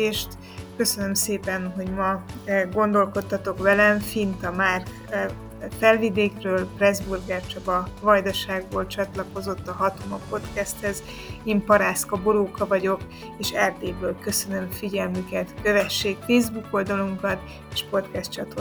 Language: Hungarian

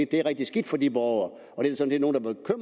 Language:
Danish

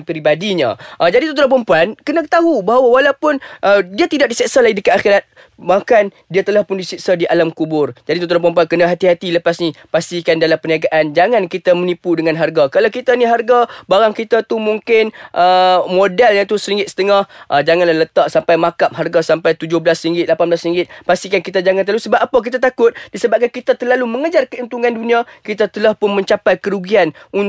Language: Malay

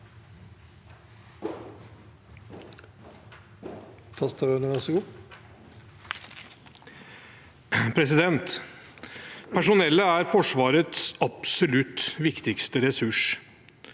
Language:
Norwegian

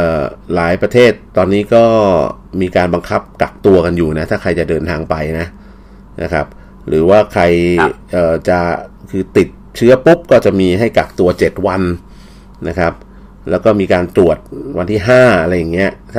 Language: Thai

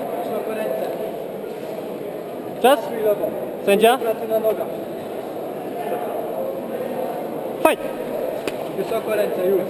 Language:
Polish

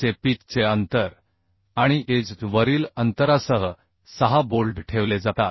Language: Marathi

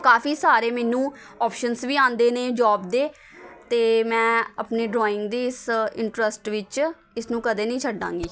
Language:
Punjabi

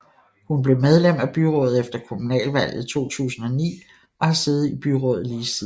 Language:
Danish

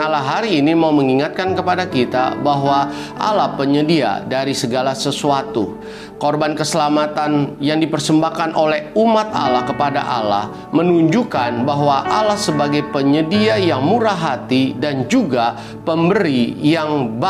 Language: Indonesian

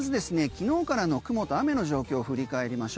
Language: Japanese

